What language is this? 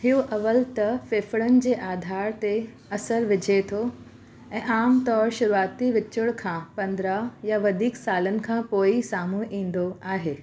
Sindhi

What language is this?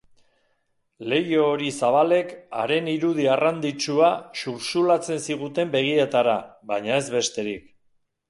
Basque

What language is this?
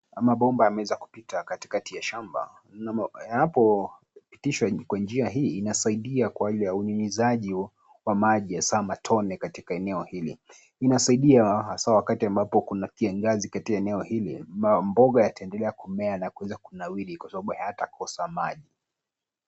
Swahili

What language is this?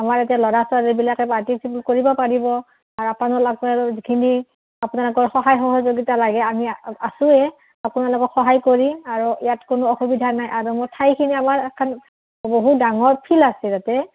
Assamese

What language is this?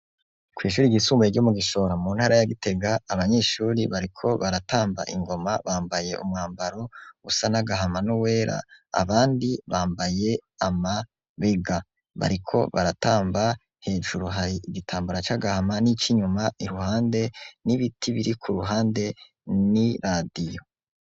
Rundi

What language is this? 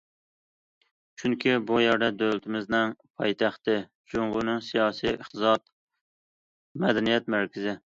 Uyghur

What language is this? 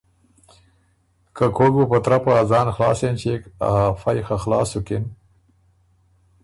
Ormuri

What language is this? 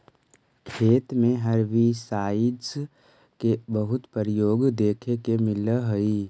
Magahi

